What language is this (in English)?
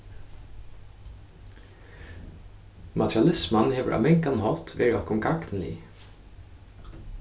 Faroese